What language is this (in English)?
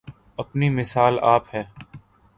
Urdu